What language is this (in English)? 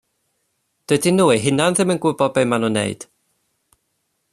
Welsh